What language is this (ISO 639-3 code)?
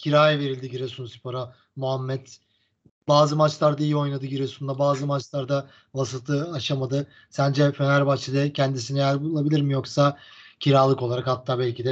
tur